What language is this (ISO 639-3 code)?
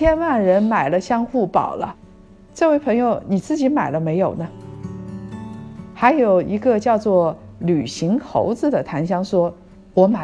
zho